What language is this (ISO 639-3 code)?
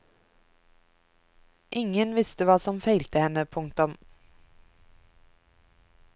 nor